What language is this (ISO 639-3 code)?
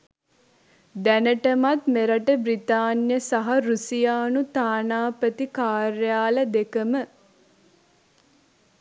sin